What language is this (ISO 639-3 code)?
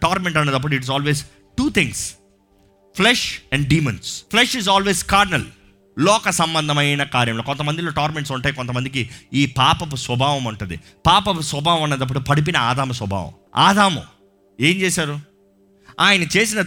tel